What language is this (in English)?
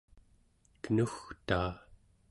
Central Yupik